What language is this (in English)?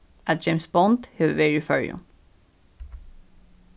Faroese